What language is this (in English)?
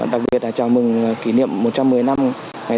Vietnamese